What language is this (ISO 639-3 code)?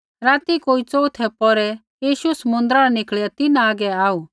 kfx